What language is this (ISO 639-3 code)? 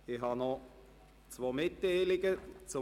gsw